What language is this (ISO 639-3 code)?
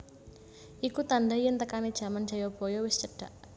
jav